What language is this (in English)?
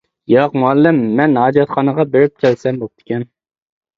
Uyghur